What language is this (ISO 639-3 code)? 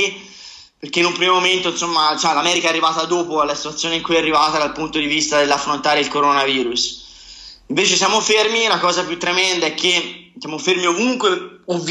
ita